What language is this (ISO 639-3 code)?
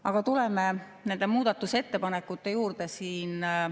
est